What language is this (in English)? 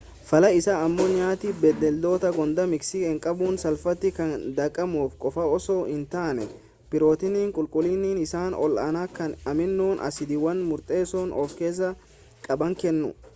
Oromo